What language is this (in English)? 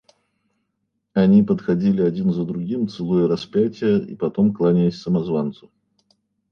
Russian